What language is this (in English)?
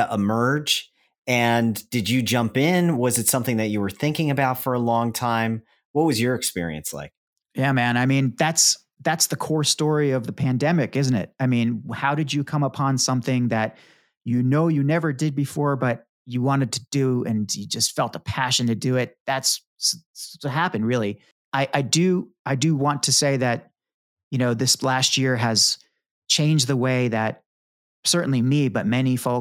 English